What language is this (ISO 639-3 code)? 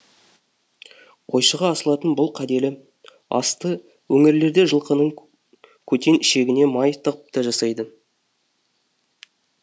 kaz